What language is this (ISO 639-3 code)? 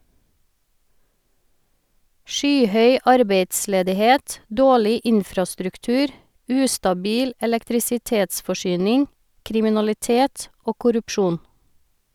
nor